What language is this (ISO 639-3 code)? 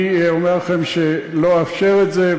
heb